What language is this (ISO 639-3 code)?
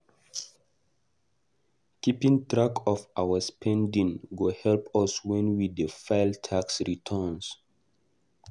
pcm